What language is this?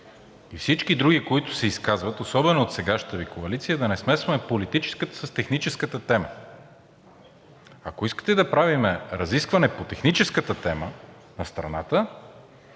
Bulgarian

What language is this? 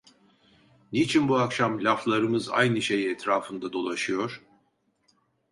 Turkish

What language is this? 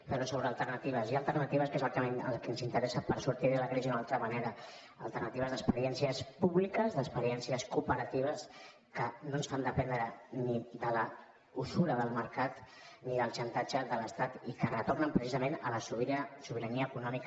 Catalan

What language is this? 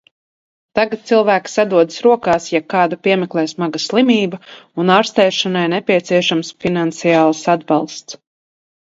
Latvian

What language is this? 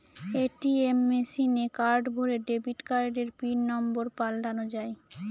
Bangla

